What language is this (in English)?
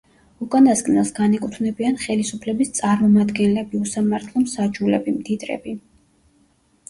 Georgian